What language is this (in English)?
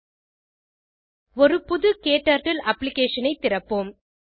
Tamil